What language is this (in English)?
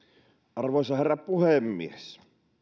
Finnish